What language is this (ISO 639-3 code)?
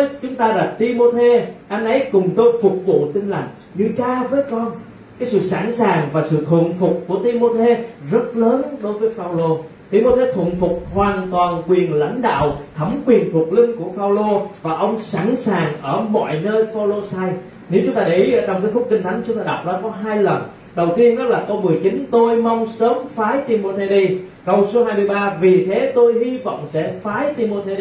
vie